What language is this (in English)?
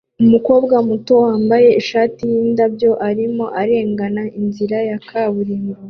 Kinyarwanda